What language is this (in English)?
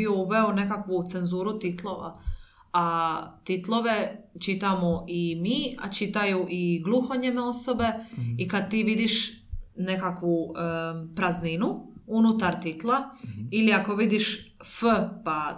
Croatian